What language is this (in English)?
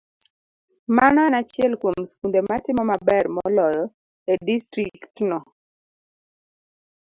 Luo (Kenya and Tanzania)